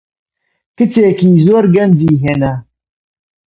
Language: Central Kurdish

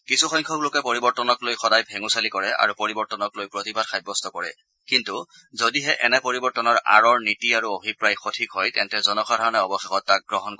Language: Assamese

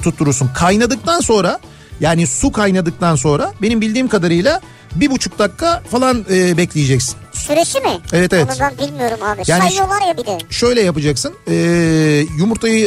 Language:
Turkish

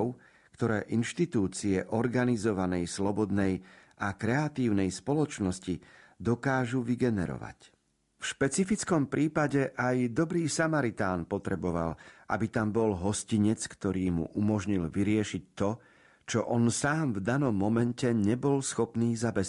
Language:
Slovak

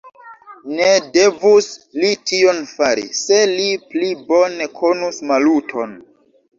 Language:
Esperanto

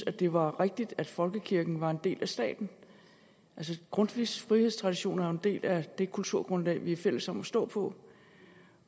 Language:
Danish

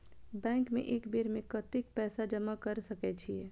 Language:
Maithili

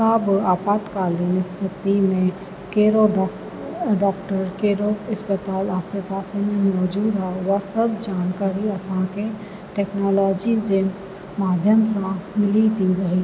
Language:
Sindhi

